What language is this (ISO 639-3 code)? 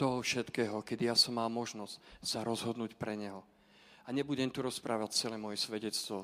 slk